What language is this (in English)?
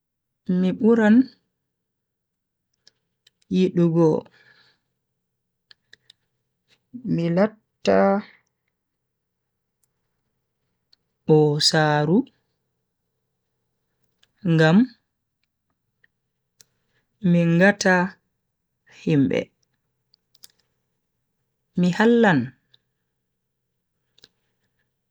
Bagirmi Fulfulde